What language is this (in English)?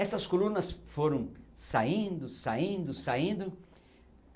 Portuguese